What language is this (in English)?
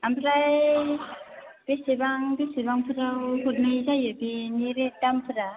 Bodo